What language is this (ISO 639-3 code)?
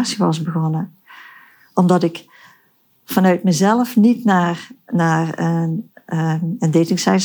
nld